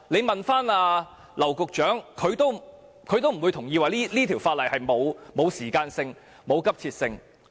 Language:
Cantonese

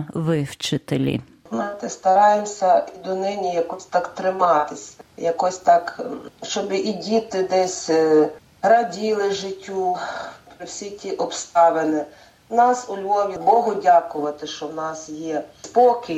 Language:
Ukrainian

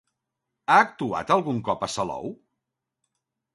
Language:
Catalan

